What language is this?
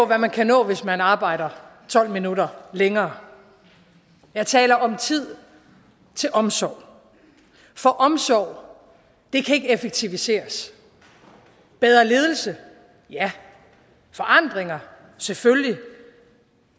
Danish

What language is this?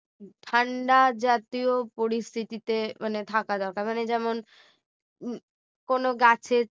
Bangla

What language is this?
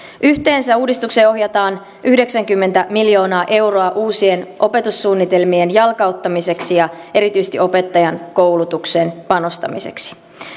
Finnish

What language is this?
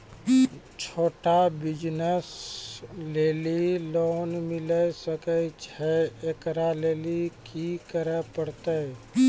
Maithili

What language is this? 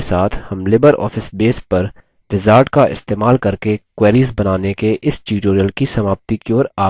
Hindi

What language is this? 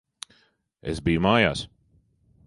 Latvian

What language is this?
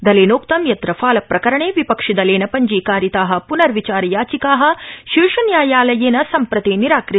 Sanskrit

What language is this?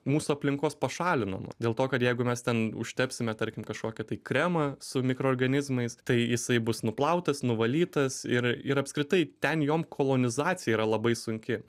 Lithuanian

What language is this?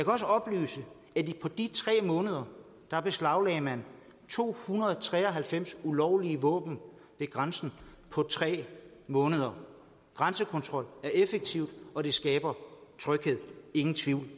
Danish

